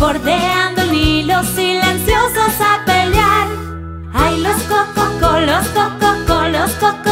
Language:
Spanish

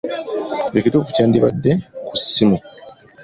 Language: Ganda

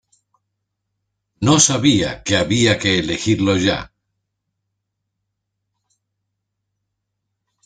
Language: Spanish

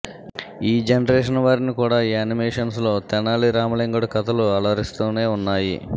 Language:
Telugu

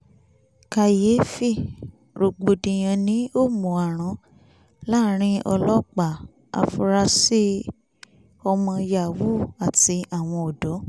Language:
Yoruba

